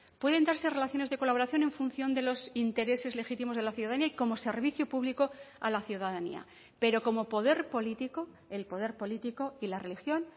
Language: Spanish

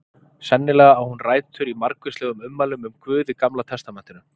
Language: Icelandic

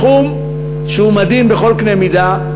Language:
Hebrew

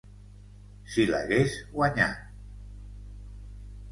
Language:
Catalan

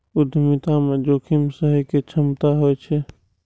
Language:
Maithili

